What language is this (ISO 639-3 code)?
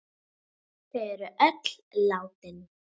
isl